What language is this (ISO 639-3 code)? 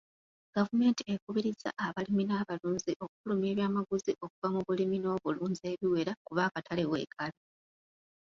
lug